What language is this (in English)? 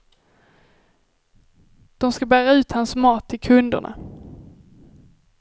Swedish